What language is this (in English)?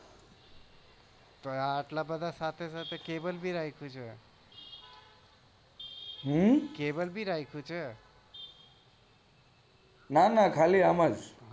Gujarati